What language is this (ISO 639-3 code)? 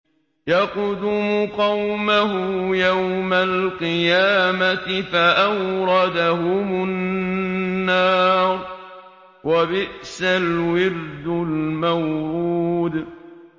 ara